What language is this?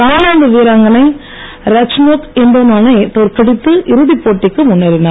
Tamil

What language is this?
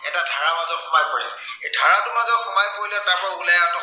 Assamese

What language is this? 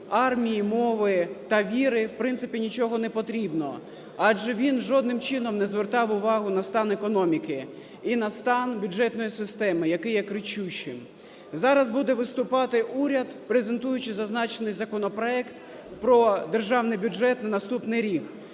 Ukrainian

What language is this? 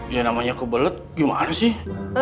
Indonesian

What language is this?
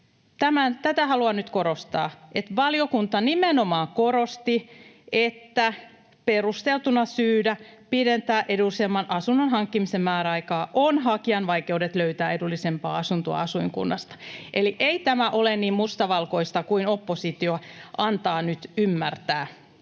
Finnish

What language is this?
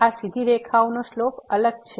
Gujarati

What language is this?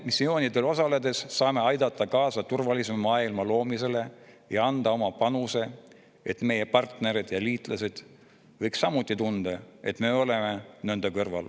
Estonian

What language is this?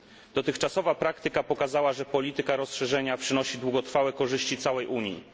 Polish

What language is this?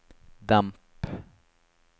Norwegian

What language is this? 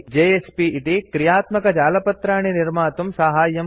Sanskrit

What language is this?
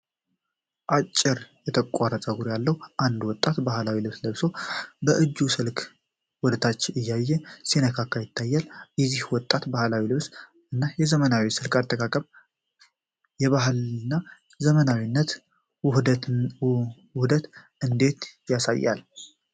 Amharic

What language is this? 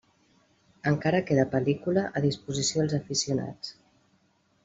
Catalan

